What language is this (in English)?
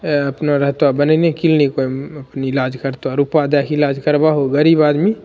Maithili